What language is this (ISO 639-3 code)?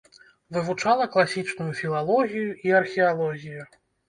bel